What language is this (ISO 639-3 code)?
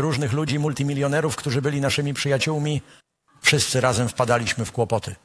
pol